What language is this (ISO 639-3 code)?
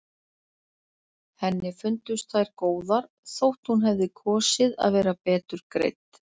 isl